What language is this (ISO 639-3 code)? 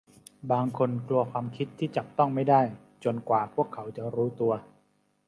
tha